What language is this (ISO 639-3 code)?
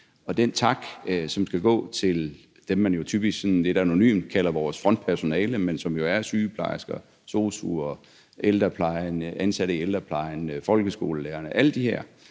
dan